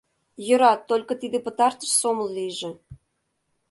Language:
Mari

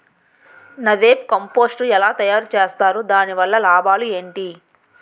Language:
Telugu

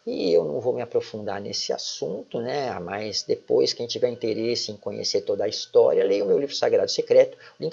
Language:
Portuguese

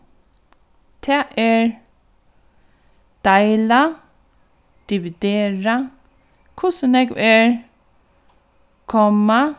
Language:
Faroese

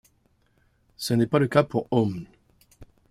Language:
French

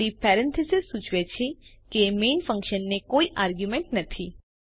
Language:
Gujarati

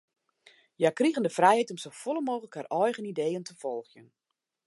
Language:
Western Frisian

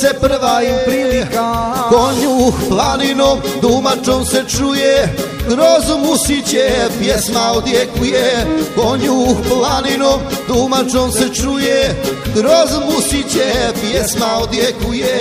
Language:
Croatian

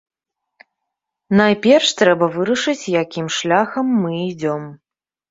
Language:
Belarusian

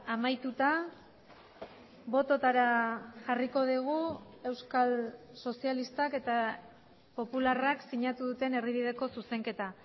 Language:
Basque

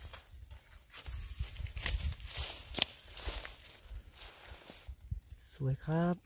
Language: Thai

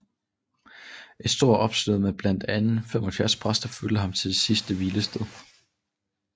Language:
Danish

